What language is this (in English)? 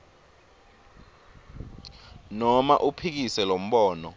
Swati